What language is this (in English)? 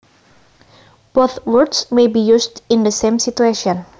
Javanese